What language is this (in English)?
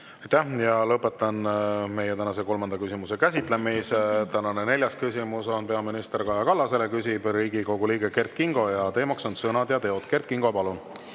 Estonian